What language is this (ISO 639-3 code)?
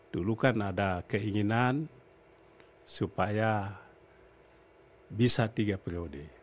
ind